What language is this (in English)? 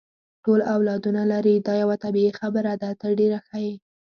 Pashto